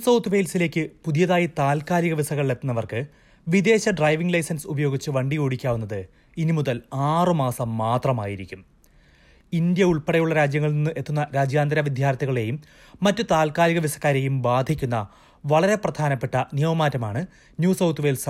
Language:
Malayalam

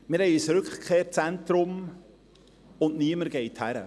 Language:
Swiss German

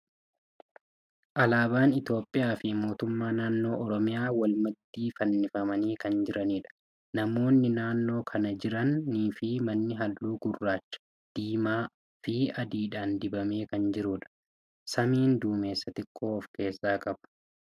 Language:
Oromo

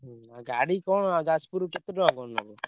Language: Odia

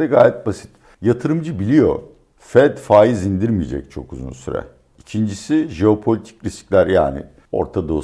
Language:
Turkish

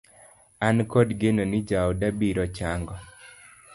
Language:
Luo (Kenya and Tanzania)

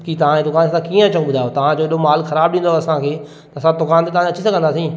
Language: Sindhi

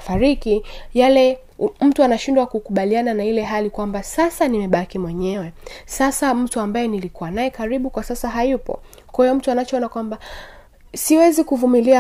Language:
Swahili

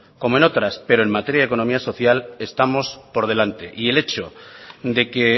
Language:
Spanish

